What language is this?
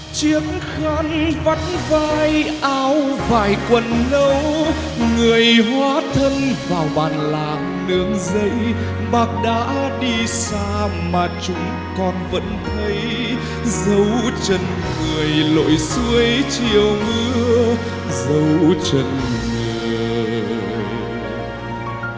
Vietnamese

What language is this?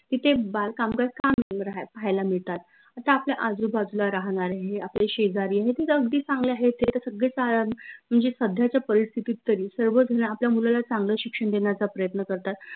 Marathi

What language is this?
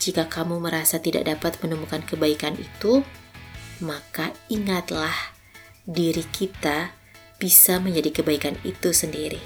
Indonesian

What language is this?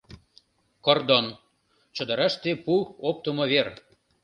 Mari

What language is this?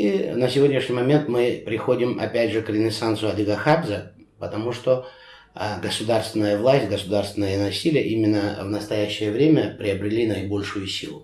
Russian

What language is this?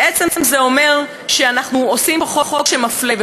Hebrew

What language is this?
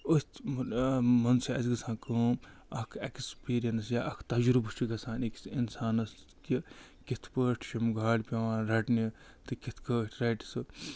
Kashmiri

